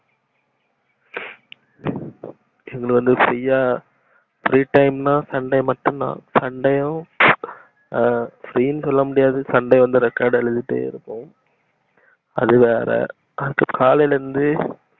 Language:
Tamil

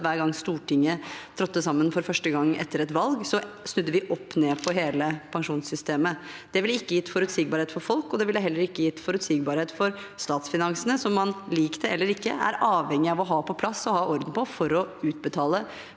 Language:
Norwegian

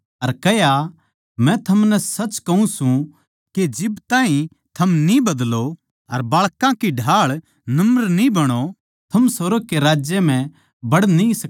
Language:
Haryanvi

